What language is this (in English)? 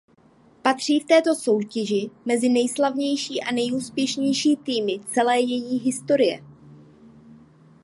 Czech